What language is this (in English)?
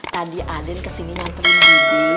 Indonesian